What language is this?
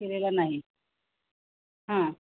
Marathi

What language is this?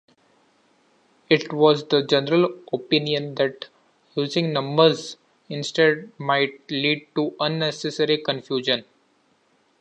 English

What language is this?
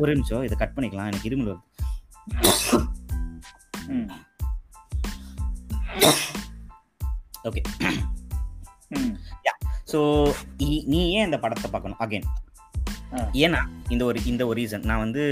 Tamil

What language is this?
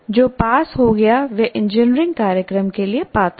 Hindi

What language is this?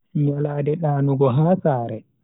Bagirmi Fulfulde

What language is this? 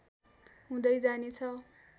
Nepali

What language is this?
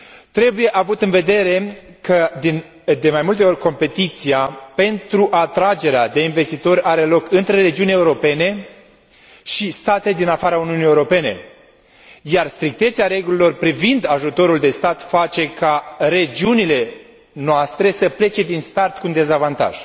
Romanian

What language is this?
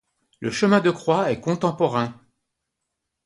French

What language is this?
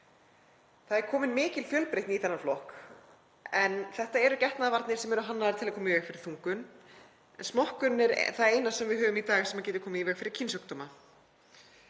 Icelandic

